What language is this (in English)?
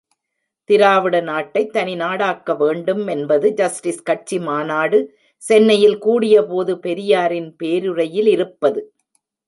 Tamil